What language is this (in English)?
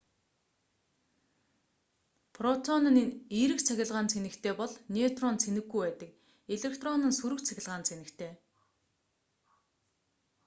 Mongolian